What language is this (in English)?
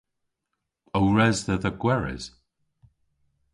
Cornish